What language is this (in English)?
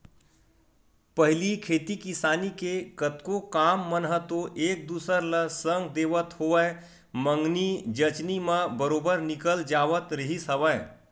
Chhattisgarhi